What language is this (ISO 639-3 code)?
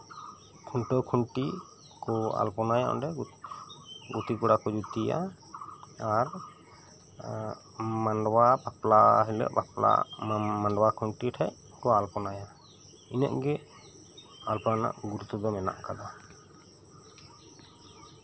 sat